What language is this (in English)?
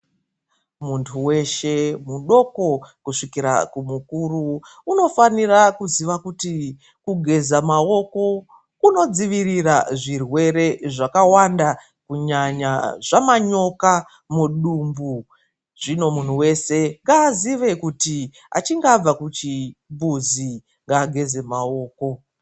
Ndau